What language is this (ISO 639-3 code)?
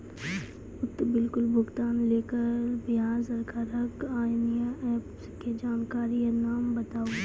mai